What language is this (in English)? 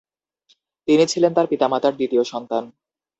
Bangla